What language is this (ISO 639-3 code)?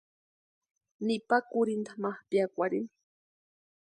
pua